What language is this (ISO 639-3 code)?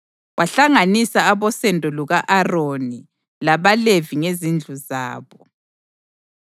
nde